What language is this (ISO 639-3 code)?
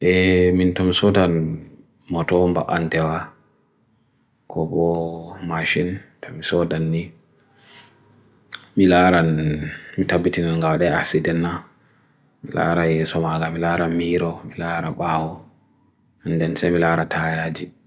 fui